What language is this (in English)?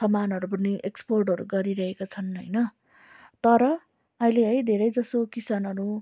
Nepali